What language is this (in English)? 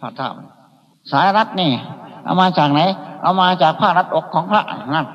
Thai